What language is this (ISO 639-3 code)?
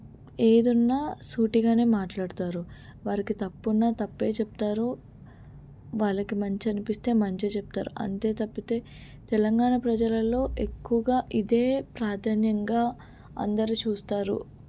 tel